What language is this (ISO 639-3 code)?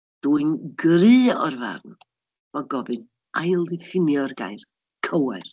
cym